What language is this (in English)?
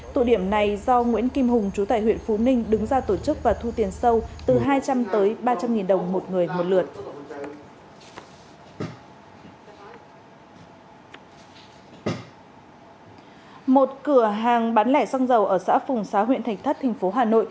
Vietnamese